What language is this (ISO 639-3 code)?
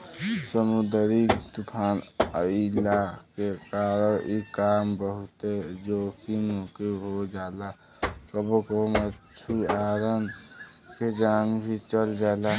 bho